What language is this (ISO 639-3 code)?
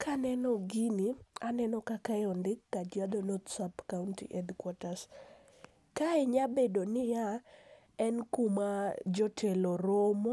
luo